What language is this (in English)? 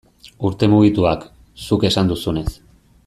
Basque